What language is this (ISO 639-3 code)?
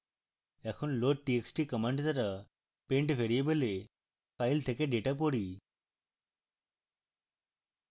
ben